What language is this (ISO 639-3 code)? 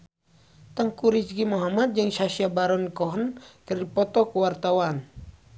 sun